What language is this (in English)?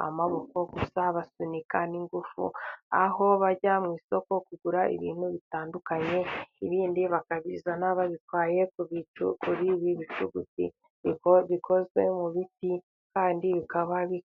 Kinyarwanda